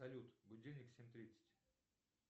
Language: Russian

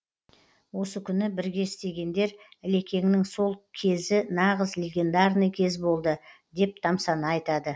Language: Kazakh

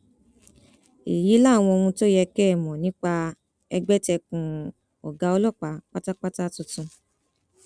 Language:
Yoruba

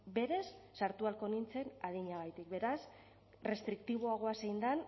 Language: Basque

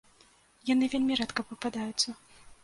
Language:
Belarusian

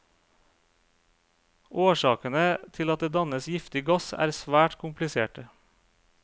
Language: Norwegian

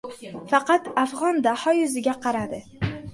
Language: Uzbek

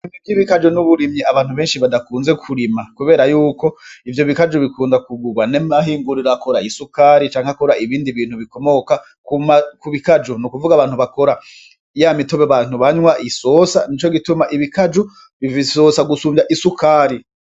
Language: Rundi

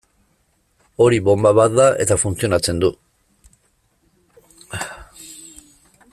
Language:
Basque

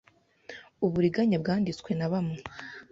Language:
Kinyarwanda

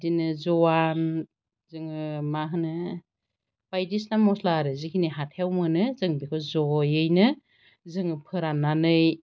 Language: Bodo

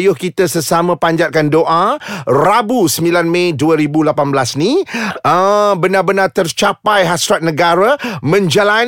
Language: Malay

